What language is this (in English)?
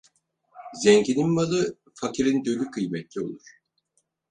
Turkish